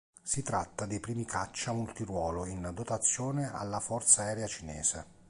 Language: Italian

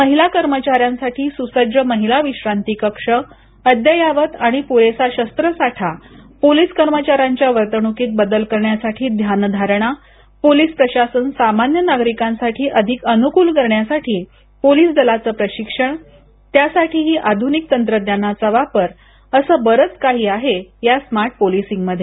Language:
Marathi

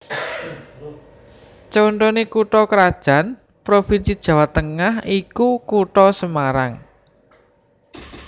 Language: Javanese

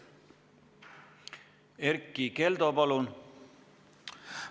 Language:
Estonian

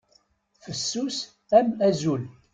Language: Kabyle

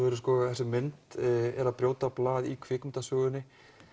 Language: Icelandic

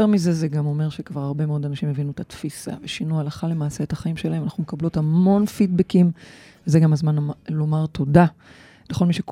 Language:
Hebrew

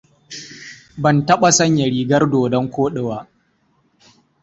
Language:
Hausa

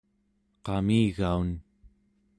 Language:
Central Yupik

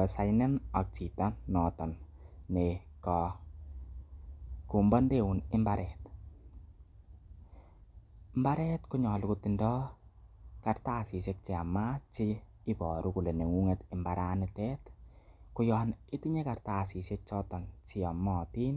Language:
Kalenjin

